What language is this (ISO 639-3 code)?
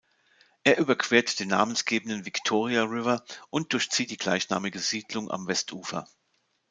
deu